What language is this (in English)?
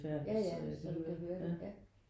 Danish